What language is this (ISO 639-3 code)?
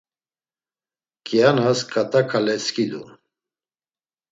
lzz